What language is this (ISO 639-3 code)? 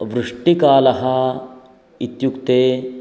san